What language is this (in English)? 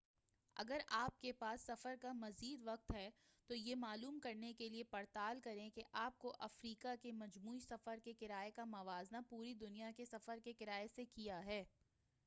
Urdu